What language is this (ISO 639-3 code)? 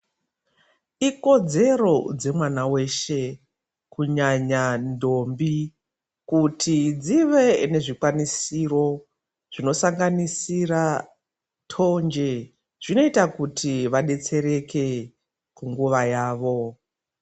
ndc